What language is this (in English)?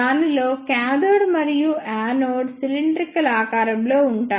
Telugu